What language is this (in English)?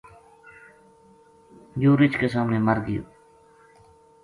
Gujari